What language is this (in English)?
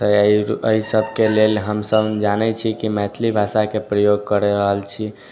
Maithili